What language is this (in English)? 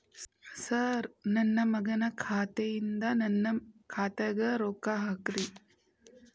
Kannada